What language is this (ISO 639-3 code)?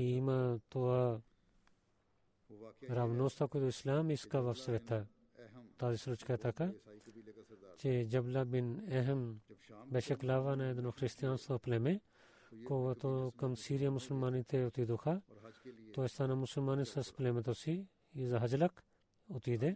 bul